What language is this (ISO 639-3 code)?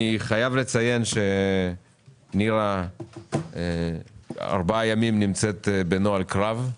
heb